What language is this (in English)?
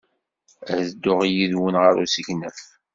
Kabyle